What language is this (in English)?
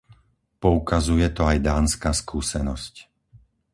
Slovak